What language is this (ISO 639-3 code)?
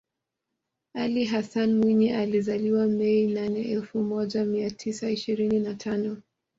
swa